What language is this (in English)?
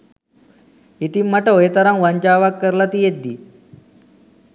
Sinhala